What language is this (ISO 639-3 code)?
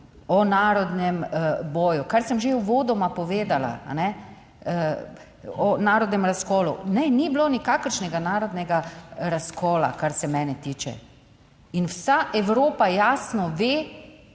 slv